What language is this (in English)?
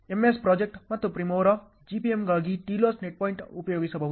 Kannada